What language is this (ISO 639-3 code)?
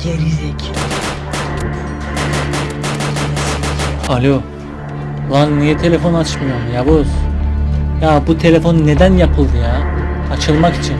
tur